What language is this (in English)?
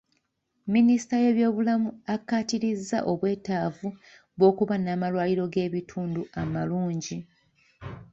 Ganda